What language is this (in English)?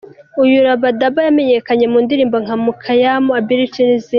Kinyarwanda